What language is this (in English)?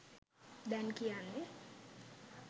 Sinhala